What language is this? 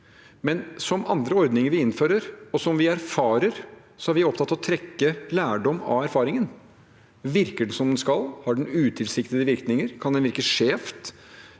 Norwegian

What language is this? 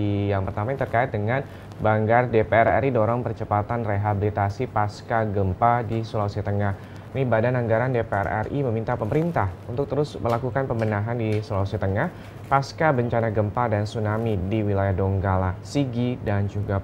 Indonesian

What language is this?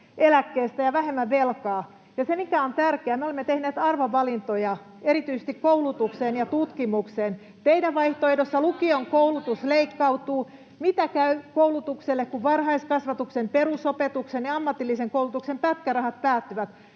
Finnish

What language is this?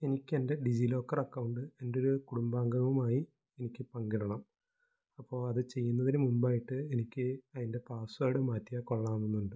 Malayalam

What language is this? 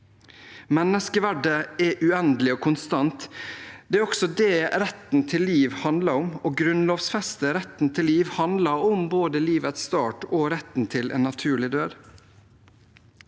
Norwegian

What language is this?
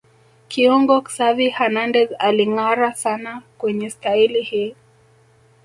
Swahili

